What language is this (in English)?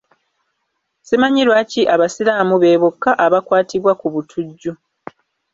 Ganda